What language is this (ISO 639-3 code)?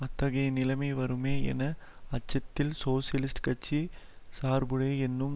tam